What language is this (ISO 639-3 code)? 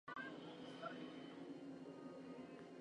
jpn